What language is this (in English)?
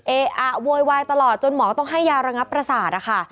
Thai